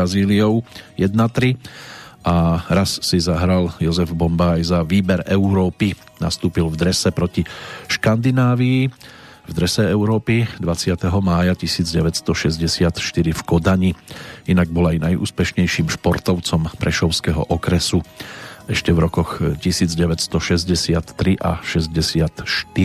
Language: Slovak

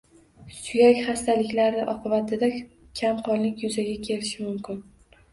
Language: Uzbek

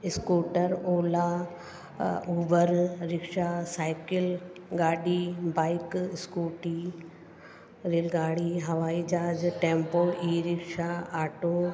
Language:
Sindhi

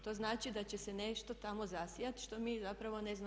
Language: Croatian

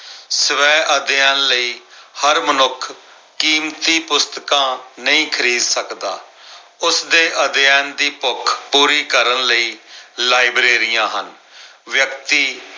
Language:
Punjabi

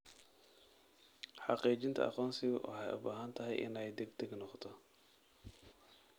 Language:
Somali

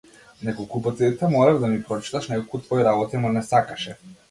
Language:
Macedonian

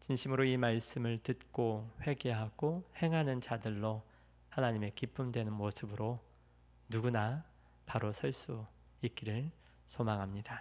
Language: Korean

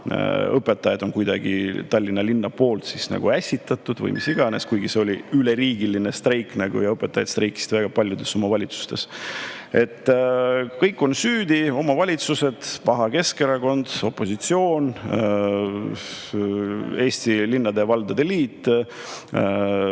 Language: Estonian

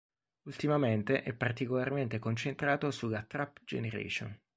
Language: Italian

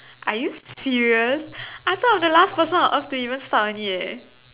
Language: English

